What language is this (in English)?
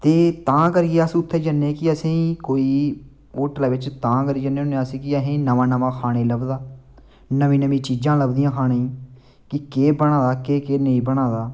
Dogri